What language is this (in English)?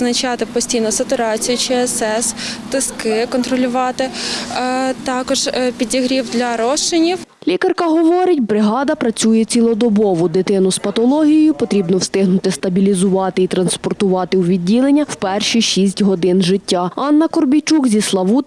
Ukrainian